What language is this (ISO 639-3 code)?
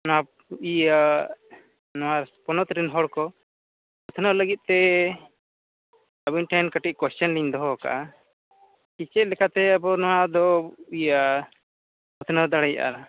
sat